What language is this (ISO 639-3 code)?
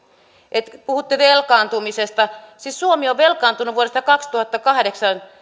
fin